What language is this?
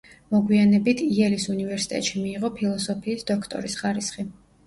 Georgian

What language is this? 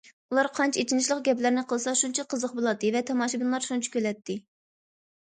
Uyghur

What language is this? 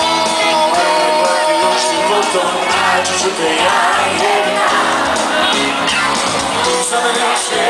Romanian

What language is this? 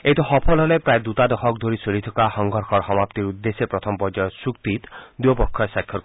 Assamese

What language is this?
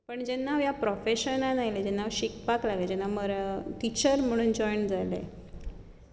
Konkani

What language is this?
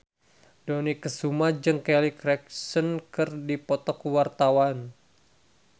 Sundanese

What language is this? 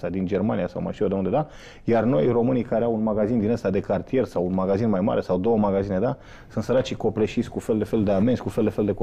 Romanian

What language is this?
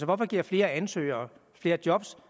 Danish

